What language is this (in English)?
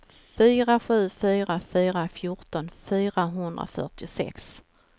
Swedish